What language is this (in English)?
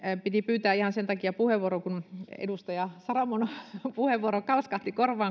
Finnish